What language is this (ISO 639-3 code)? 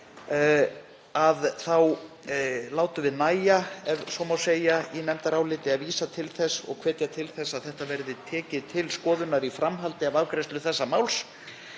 isl